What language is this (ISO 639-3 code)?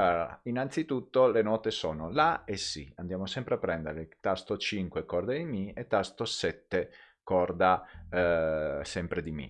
ita